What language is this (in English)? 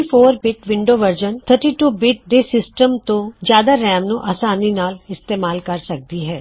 Punjabi